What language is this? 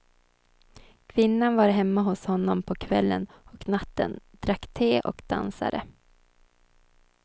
Swedish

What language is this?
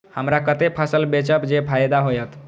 Maithili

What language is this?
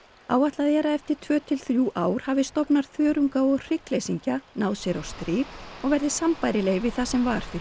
Icelandic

